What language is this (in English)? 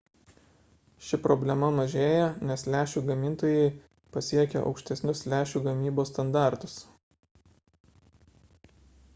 Lithuanian